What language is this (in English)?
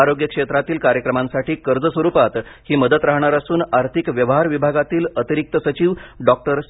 Marathi